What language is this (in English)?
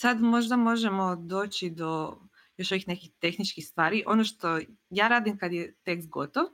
Croatian